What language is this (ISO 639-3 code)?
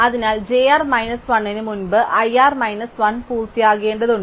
mal